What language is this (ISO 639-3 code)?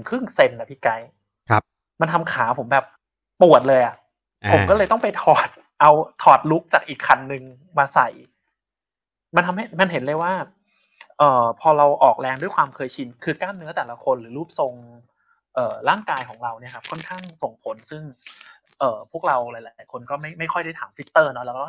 tha